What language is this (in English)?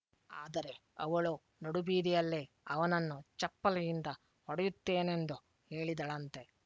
Kannada